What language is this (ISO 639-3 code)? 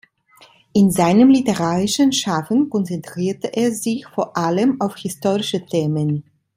deu